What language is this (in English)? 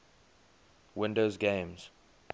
English